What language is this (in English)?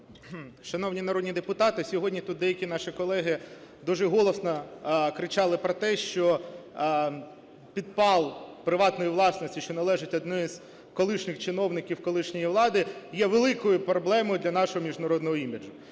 Ukrainian